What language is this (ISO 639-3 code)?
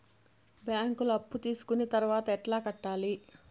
tel